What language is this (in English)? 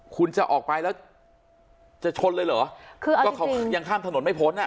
Thai